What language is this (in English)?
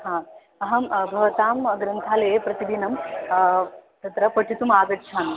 Sanskrit